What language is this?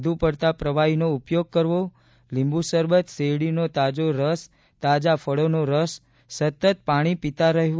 Gujarati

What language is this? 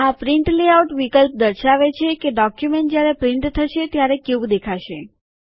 Gujarati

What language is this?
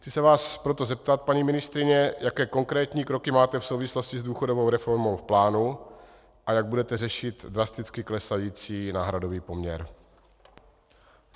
Czech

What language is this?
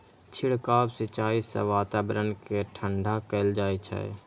Maithili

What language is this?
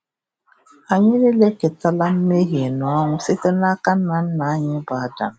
Igbo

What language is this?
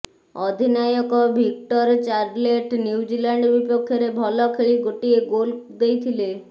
Odia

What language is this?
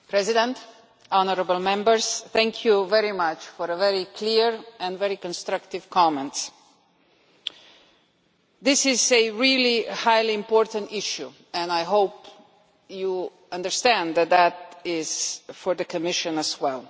English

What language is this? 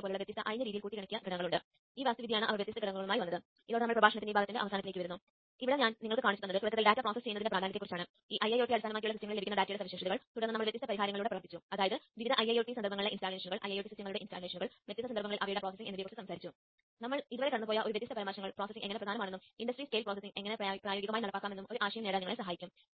Malayalam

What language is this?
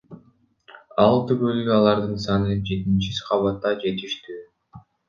Kyrgyz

